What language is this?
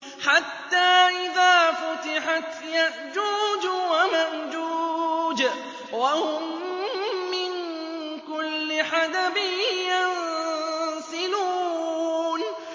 Arabic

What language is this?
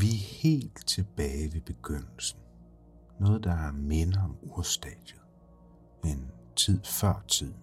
Danish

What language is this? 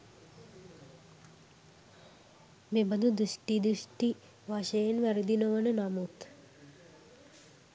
Sinhala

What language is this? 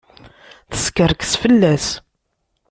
Kabyle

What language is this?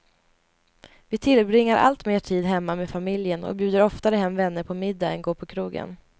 Swedish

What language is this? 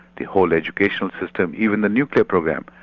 English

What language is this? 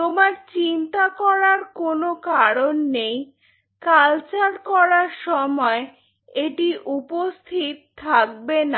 Bangla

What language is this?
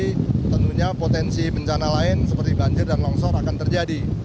Indonesian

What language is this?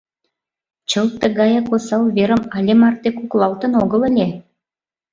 Mari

